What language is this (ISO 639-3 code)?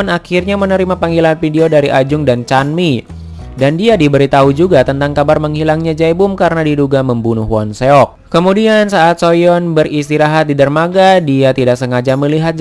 ind